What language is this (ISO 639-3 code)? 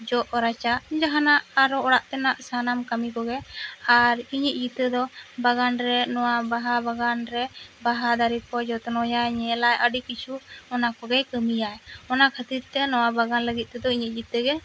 sat